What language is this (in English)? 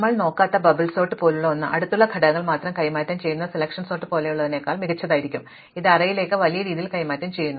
Malayalam